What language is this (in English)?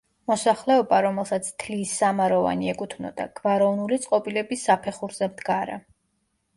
Georgian